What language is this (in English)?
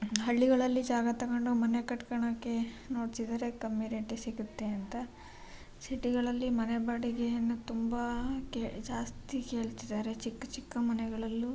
Kannada